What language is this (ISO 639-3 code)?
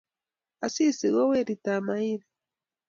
kln